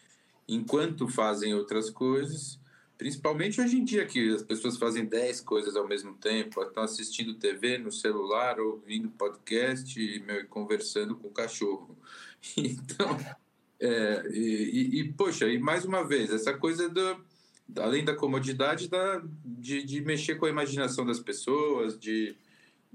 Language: Portuguese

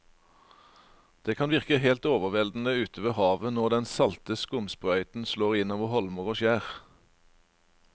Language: Norwegian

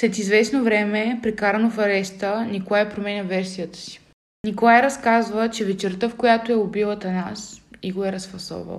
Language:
Bulgarian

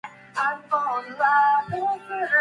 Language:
Japanese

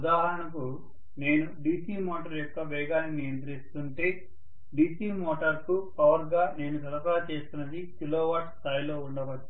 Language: Telugu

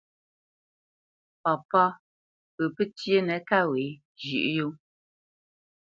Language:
Bamenyam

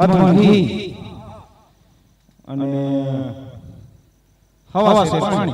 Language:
Arabic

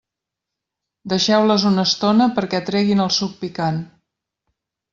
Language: Catalan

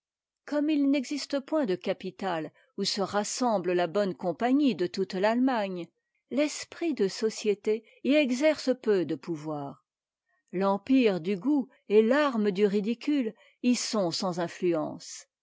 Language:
French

